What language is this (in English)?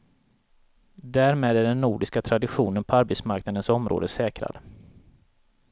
Swedish